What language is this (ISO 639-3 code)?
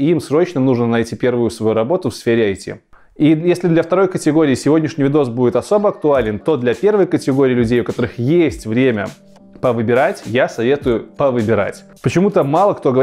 rus